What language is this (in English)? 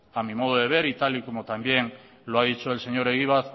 Spanish